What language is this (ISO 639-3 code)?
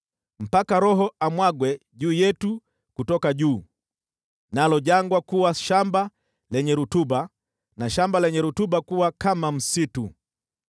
swa